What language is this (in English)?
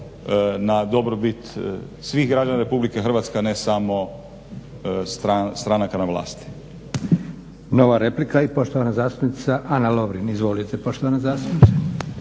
Croatian